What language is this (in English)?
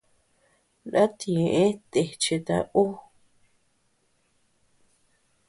Tepeuxila Cuicatec